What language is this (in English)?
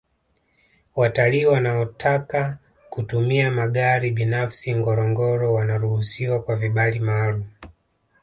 Swahili